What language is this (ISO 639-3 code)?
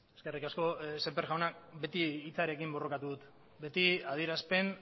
eus